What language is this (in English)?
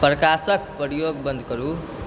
Maithili